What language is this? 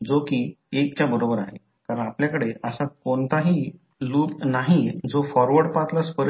Marathi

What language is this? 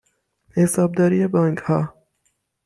Persian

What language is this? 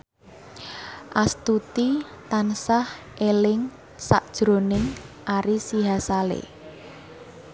Javanese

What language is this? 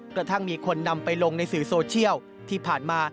Thai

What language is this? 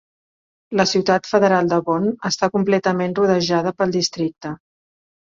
Catalan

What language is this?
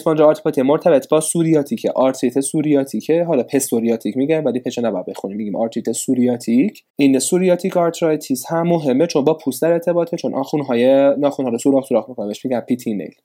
Persian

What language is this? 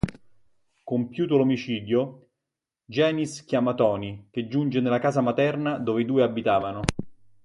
Italian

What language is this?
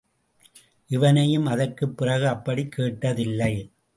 Tamil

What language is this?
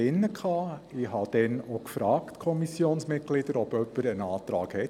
Swiss German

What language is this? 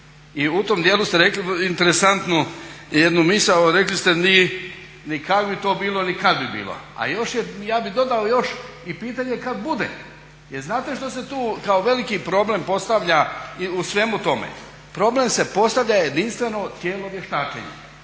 Croatian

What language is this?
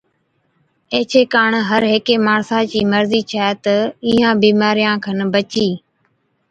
Od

